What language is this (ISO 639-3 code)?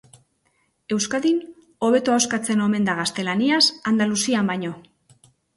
eus